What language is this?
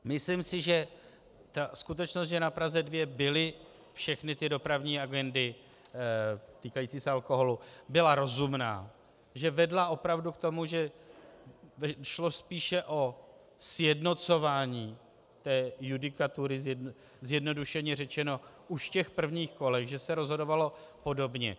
Czech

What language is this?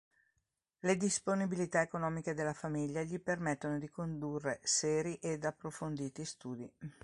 Italian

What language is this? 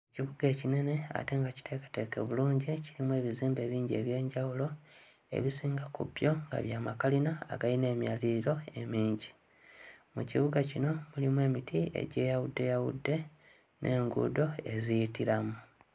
Ganda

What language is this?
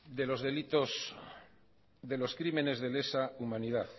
Spanish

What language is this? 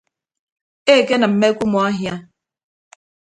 Ibibio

